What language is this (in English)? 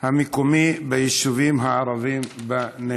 Hebrew